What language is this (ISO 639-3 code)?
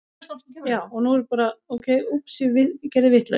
isl